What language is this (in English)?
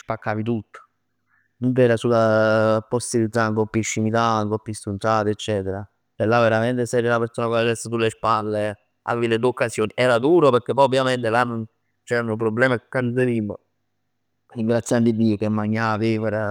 Neapolitan